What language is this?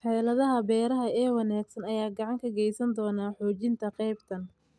Somali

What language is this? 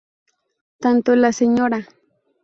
Spanish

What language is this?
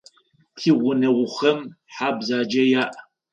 Adyghe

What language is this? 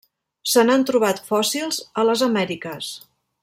Catalan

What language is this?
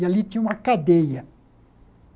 Portuguese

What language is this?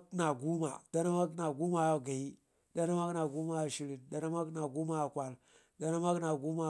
Ngizim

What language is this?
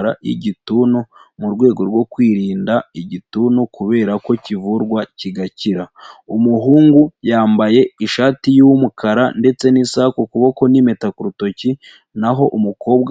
Kinyarwanda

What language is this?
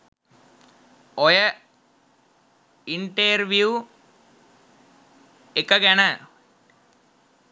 Sinhala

